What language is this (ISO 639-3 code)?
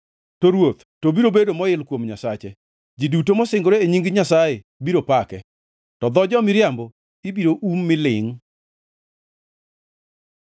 luo